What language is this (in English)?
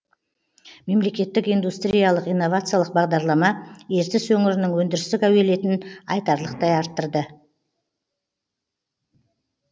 Kazakh